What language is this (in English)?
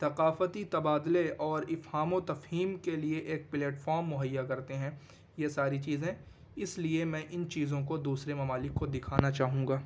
Urdu